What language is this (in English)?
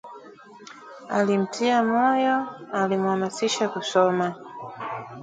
Swahili